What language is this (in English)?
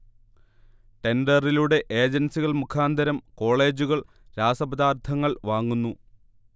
Malayalam